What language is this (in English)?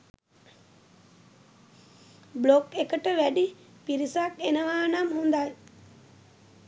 Sinhala